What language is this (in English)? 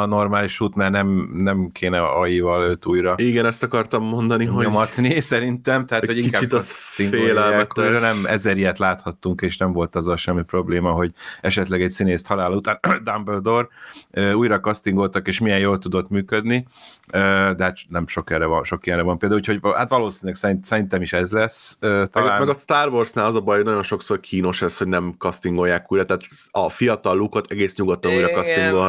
Hungarian